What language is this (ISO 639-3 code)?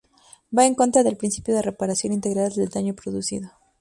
spa